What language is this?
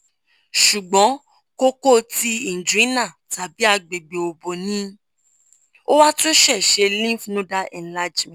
Yoruba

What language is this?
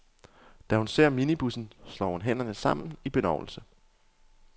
Danish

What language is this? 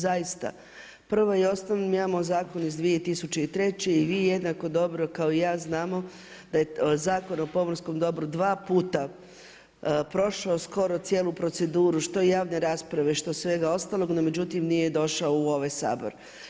Croatian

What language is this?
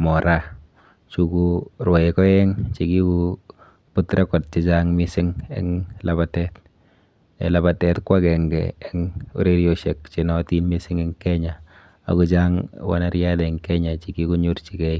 Kalenjin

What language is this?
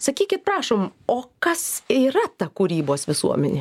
Lithuanian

